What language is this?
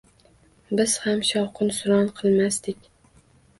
Uzbek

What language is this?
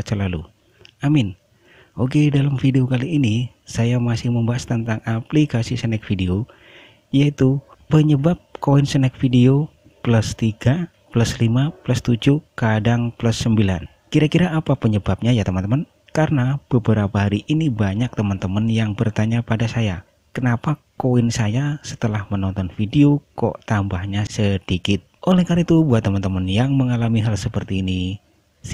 Indonesian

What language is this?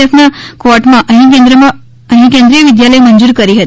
Gujarati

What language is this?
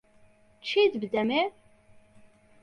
Central Kurdish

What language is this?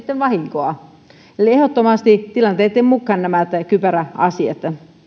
Finnish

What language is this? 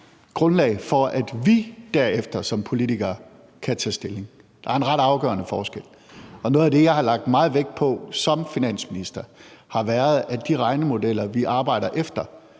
Danish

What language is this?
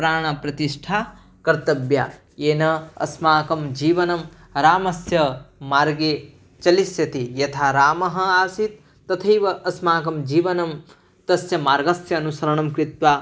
Sanskrit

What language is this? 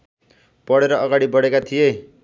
Nepali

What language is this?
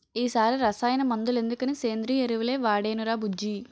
Telugu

